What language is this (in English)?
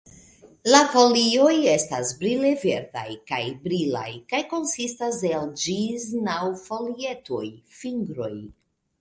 Esperanto